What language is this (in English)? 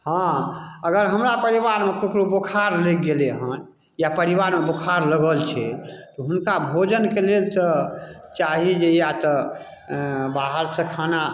Maithili